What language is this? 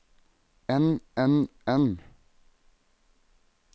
Norwegian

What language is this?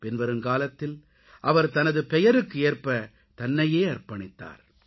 Tamil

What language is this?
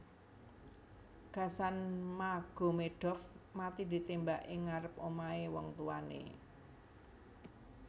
Javanese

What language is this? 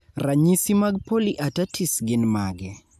Luo (Kenya and Tanzania)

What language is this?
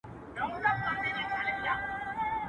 Pashto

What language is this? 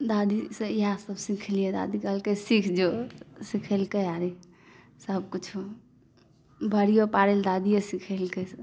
Maithili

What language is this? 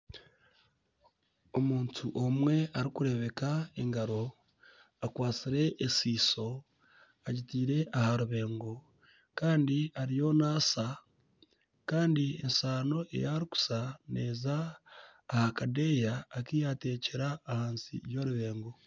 Nyankole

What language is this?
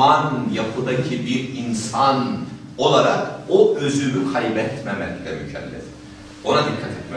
Turkish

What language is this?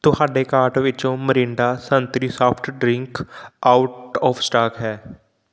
Punjabi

